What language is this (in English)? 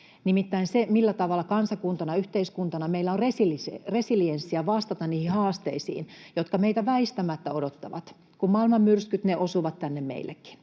Finnish